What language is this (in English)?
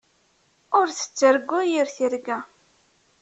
Kabyle